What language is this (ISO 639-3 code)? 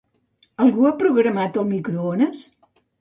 cat